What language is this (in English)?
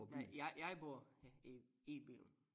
Danish